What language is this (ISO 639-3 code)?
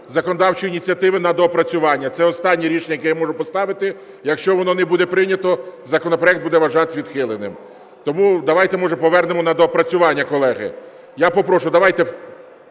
ukr